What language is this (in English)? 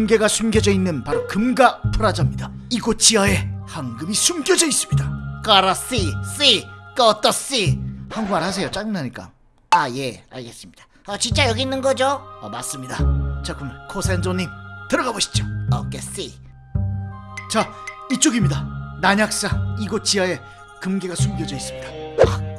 Korean